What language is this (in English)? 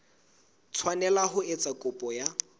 Southern Sotho